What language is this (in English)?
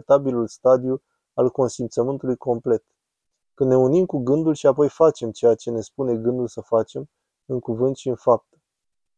Romanian